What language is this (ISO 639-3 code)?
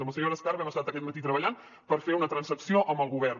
cat